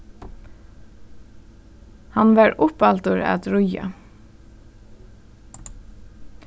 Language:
Faroese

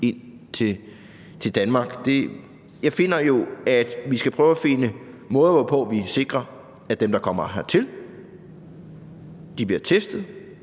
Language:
Danish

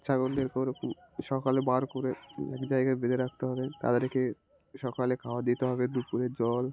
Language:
Bangla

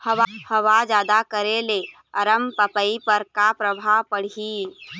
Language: Chhattisgarhi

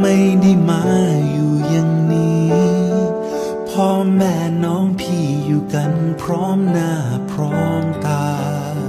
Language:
Thai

